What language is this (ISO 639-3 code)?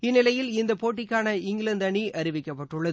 tam